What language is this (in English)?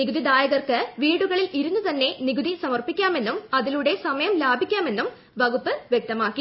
Malayalam